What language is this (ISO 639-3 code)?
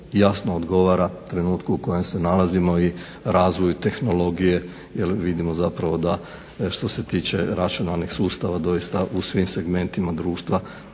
hrv